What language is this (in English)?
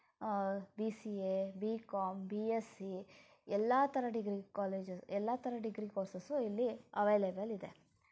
Kannada